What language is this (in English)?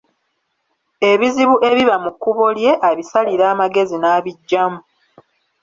Ganda